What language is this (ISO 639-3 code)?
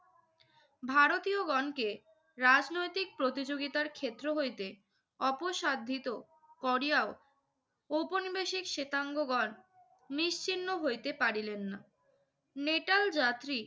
ben